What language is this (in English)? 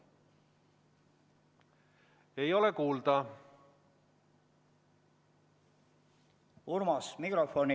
Estonian